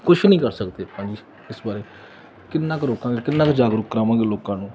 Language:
Punjabi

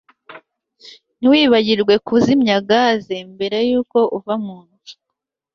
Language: Kinyarwanda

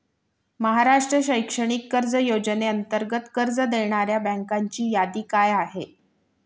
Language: Marathi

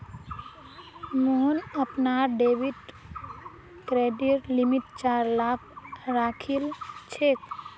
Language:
Magahi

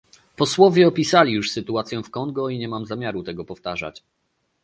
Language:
Polish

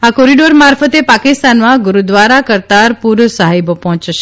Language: Gujarati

